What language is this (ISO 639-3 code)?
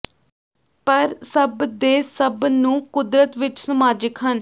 pan